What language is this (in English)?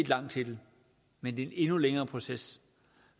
Danish